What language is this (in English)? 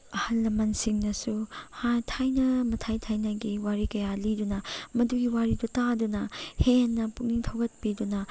Manipuri